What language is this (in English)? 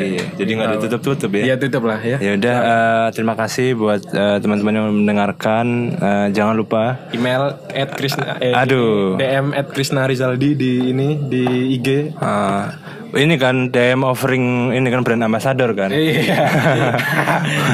Indonesian